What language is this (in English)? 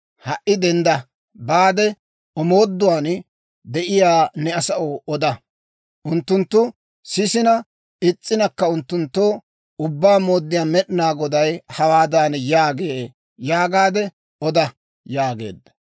Dawro